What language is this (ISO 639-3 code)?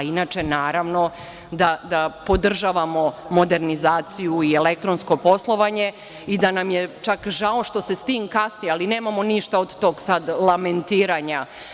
srp